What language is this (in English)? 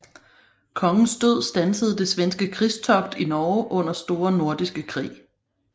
Danish